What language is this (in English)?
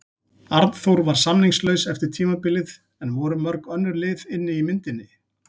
Icelandic